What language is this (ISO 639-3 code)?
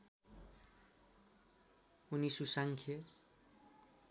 nep